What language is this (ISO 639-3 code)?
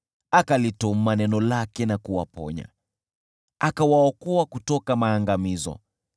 swa